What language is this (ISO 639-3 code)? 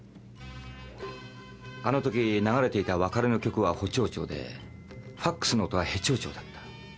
jpn